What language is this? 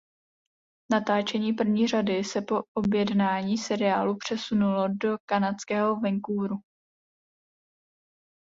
Czech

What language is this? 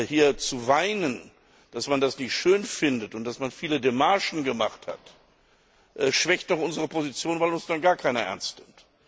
German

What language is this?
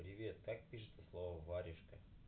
Russian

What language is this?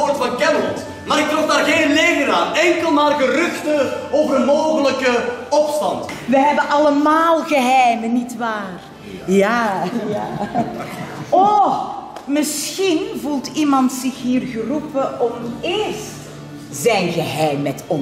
Dutch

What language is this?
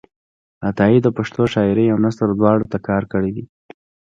Pashto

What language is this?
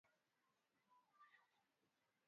Swahili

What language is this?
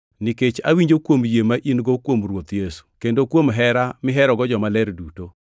Luo (Kenya and Tanzania)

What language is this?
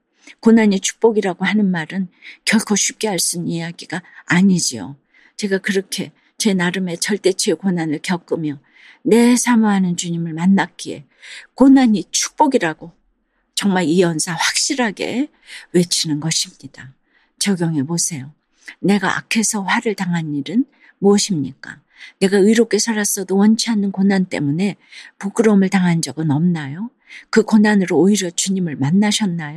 Korean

